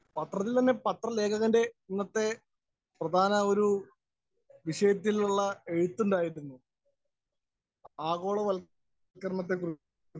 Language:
Malayalam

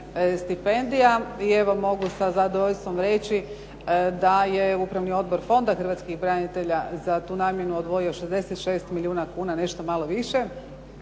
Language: Croatian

